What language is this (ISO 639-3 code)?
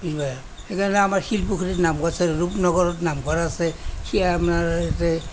asm